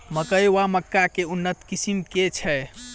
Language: Maithili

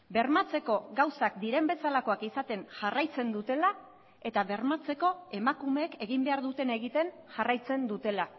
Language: Basque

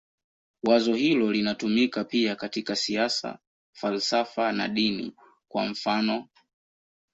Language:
Swahili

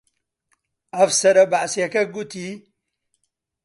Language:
Central Kurdish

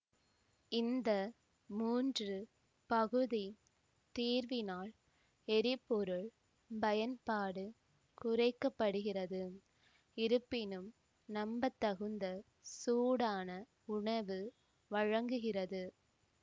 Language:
Tamil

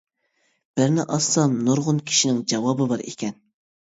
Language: Uyghur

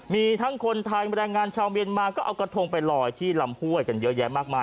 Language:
Thai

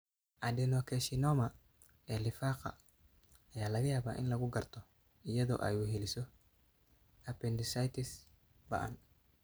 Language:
Somali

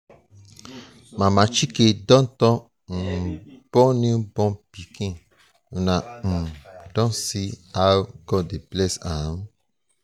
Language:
Nigerian Pidgin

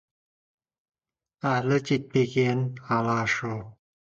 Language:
Kazakh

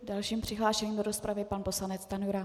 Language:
Czech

